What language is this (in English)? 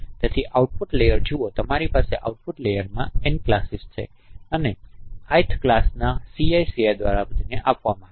Gujarati